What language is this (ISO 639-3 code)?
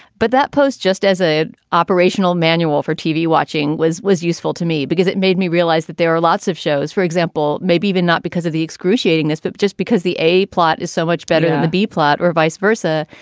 eng